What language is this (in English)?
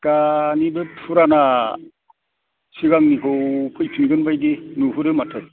Bodo